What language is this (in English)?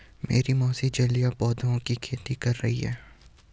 Hindi